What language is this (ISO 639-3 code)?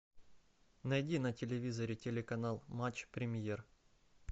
rus